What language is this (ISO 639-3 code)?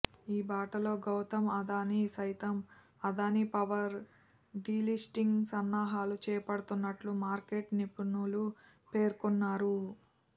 tel